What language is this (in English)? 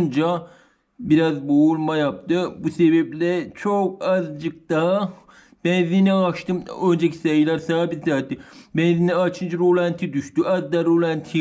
Turkish